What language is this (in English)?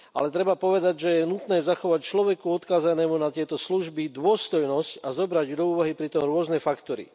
Slovak